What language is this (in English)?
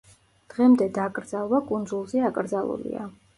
Georgian